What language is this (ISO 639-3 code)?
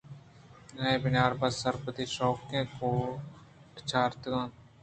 bgp